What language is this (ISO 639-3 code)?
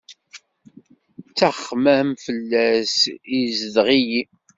kab